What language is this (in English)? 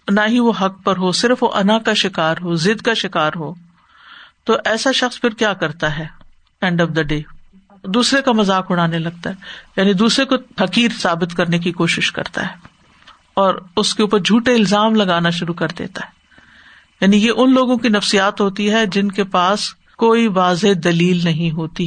Urdu